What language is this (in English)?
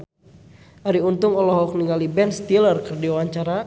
Sundanese